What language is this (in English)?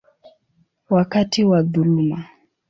Swahili